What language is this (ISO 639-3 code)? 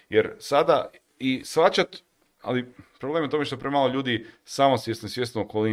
hrv